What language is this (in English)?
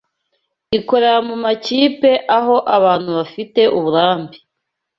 Kinyarwanda